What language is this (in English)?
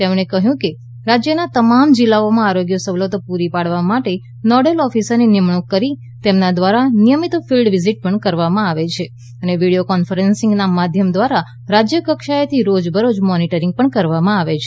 Gujarati